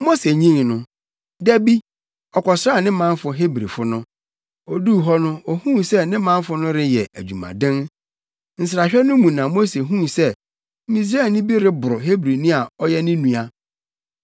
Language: Akan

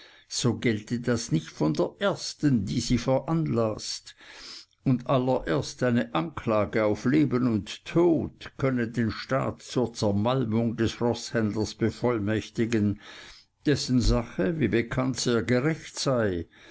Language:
German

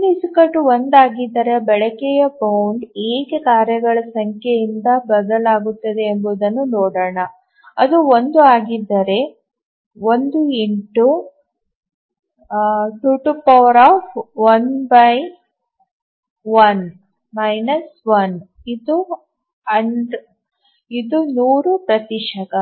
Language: Kannada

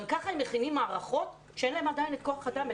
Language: Hebrew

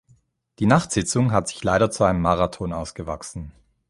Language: German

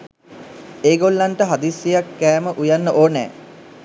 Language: Sinhala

